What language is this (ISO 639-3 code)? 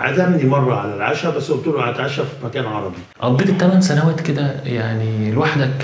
ara